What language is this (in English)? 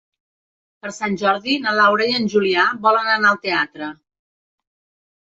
Catalan